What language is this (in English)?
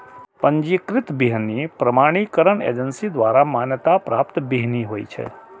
Maithili